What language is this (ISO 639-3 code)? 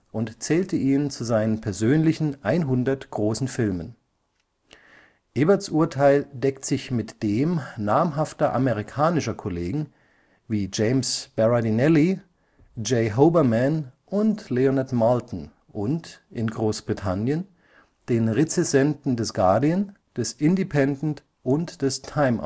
deu